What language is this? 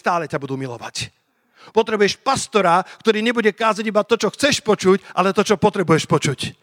Slovak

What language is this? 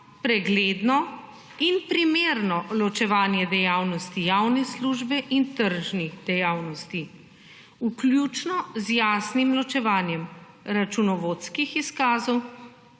Slovenian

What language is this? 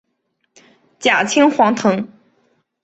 Chinese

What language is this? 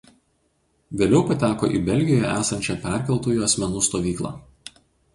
Lithuanian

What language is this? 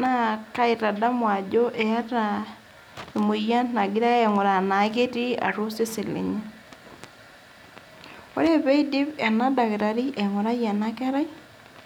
Masai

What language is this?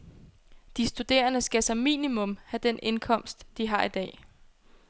Danish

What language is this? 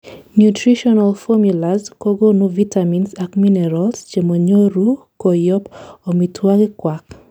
Kalenjin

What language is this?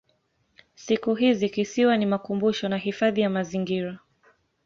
Swahili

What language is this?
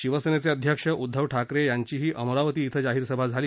Marathi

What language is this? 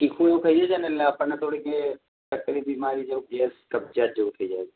Gujarati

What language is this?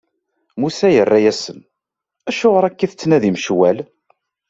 Kabyle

